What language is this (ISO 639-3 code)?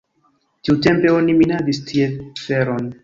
epo